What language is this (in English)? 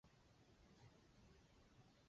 Chinese